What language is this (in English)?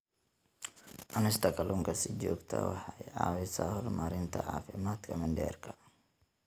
Somali